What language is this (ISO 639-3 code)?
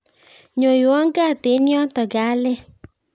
kln